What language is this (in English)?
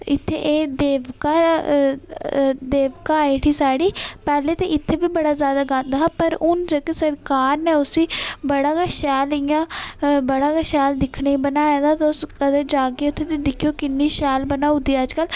Dogri